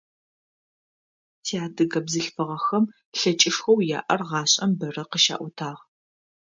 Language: Adyghe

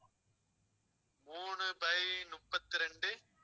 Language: Tamil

